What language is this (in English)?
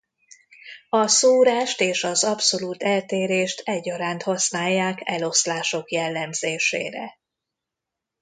Hungarian